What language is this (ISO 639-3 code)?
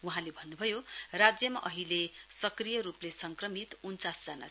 nep